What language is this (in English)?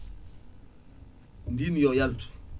Fula